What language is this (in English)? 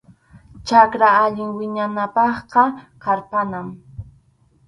Arequipa-La Unión Quechua